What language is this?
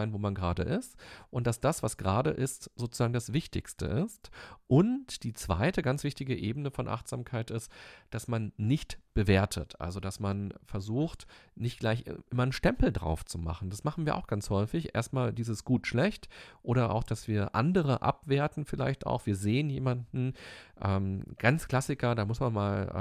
German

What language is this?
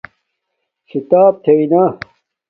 Domaaki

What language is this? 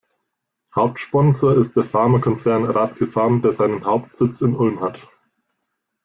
German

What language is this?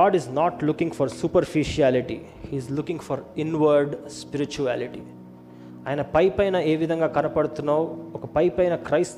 Telugu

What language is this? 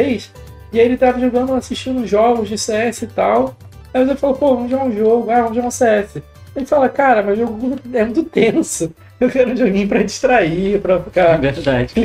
Portuguese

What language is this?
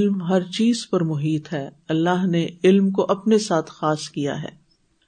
Urdu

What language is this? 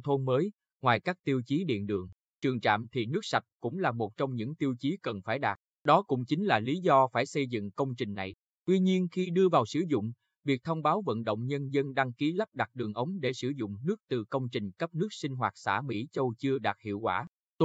Vietnamese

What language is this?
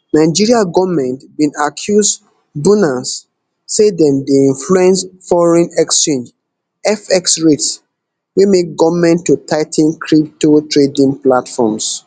Nigerian Pidgin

